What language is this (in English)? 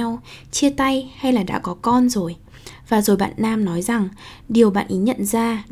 Vietnamese